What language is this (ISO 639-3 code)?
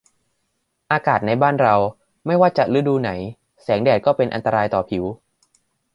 tha